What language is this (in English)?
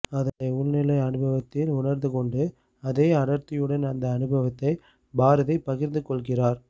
Tamil